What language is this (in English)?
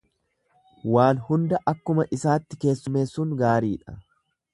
Oromo